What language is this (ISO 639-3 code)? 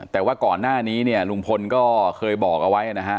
tha